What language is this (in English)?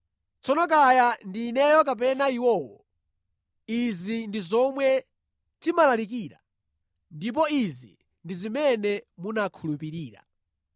Nyanja